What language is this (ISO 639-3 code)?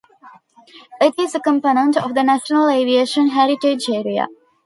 eng